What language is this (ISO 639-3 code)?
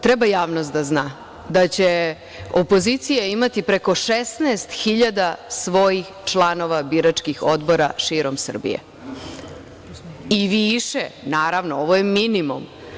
srp